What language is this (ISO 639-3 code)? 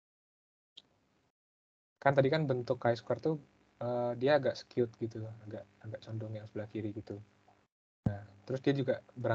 ind